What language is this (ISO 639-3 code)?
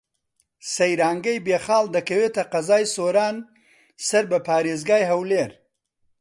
ckb